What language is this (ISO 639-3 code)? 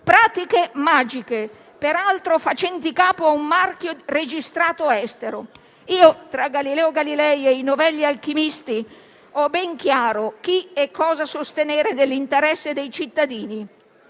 ita